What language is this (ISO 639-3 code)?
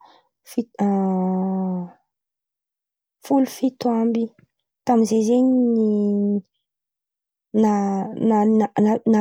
xmv